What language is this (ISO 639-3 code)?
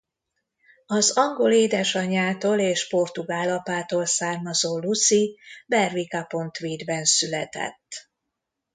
hun